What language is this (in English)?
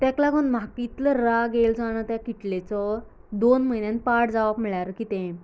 Konkani